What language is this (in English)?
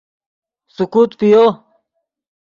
Yidgha